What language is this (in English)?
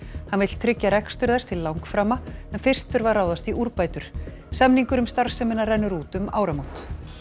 Icelandic